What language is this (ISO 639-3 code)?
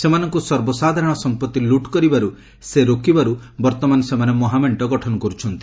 ori